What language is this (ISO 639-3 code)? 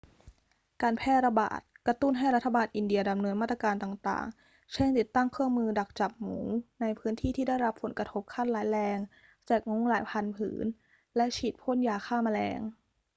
tha